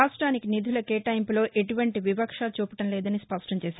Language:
Telugu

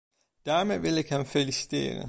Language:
Dutch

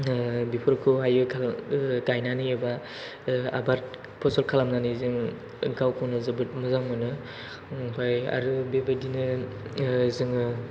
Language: Bodo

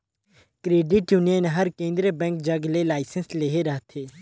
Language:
Chhattisgarhi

